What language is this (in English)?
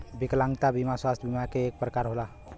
Bhojpuri